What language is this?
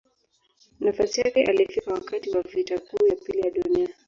Swahili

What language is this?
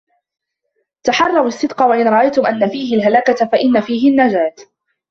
Arabic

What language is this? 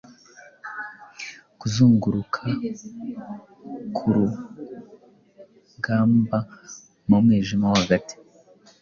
Kinyarwanda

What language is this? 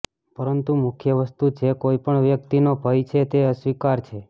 Gujarati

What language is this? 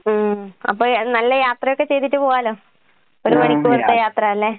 Malayalam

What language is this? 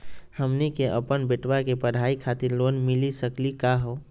Magahi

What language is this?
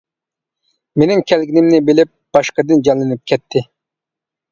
Uyghur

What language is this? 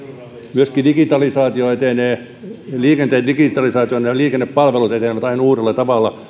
Finnish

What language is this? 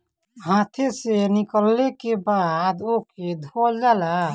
Bhojpuri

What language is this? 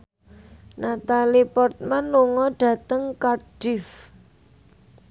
Javanese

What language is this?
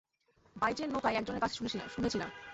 Bangla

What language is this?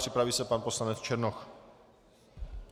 Czech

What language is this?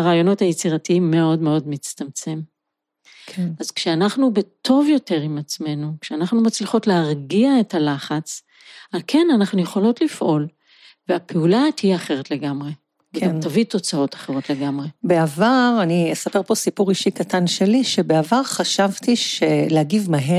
Hebrew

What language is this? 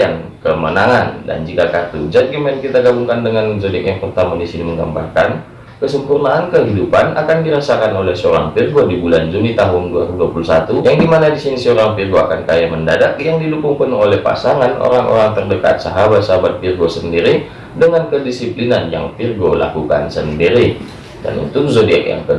Indonesian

